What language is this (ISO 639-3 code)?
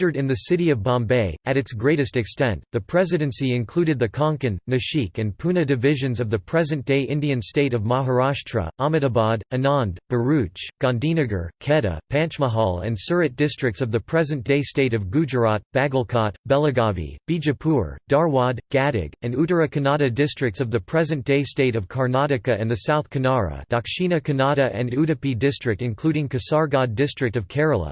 eng